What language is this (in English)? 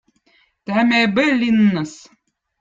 Votic